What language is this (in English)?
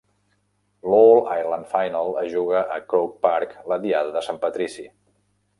Catalan